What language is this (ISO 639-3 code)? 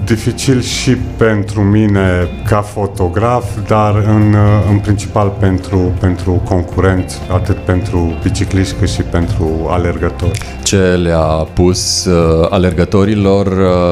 ron